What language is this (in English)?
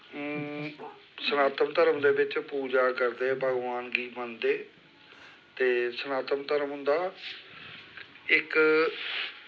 Dogri